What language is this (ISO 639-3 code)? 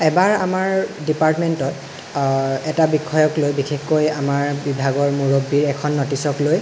asm